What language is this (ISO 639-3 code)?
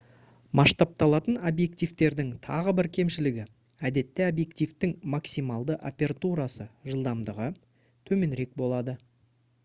kaz